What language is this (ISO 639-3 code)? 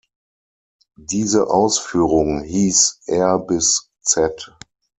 deu